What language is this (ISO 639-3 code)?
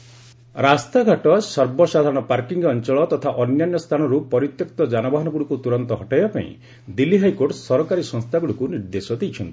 ori